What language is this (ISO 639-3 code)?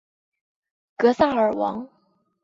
zho